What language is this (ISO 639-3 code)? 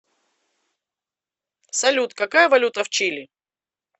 rus